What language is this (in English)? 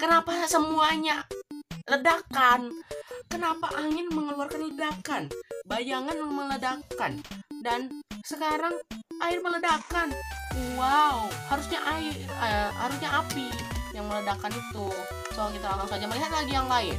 Indonesian